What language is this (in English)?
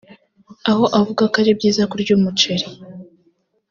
Kinyarwanda